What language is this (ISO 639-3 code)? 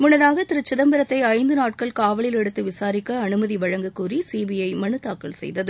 tam